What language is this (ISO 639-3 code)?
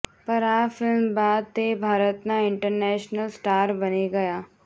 guj